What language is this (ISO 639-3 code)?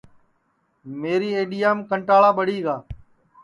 ssi